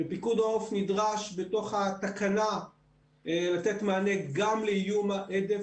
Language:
Hebrew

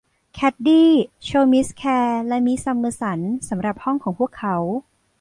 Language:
Thai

